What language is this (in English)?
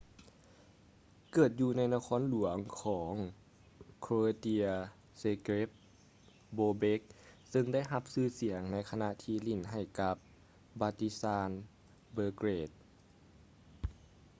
Lao